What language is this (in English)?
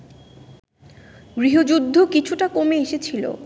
Bangla